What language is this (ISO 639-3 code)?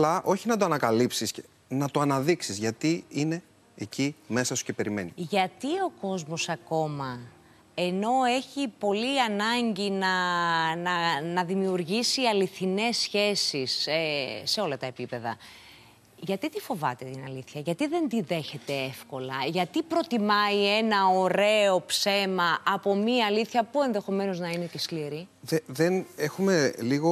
ell